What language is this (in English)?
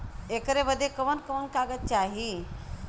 Bhojpuri